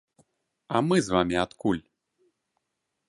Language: Belarusian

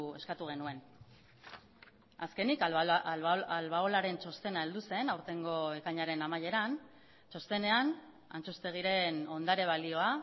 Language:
Basque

